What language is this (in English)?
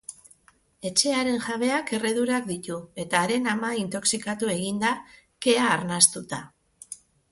Basque